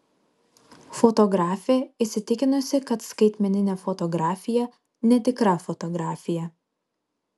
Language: Lithuanian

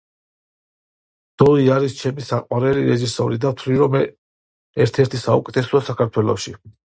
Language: Georgian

